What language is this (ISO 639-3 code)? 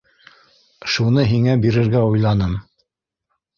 bak